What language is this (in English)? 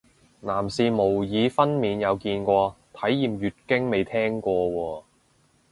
Cantonese